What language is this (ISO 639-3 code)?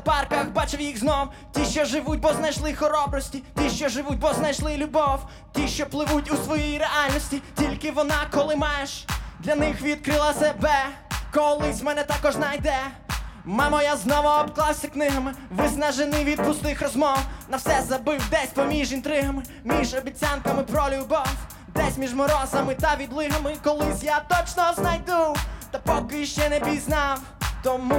ukr